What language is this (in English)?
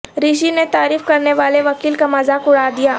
Urdu